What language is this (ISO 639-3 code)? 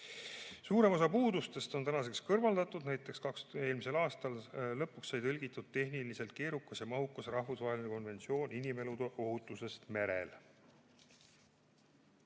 est